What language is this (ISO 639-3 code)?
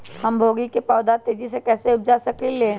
mag